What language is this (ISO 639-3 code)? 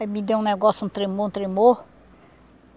por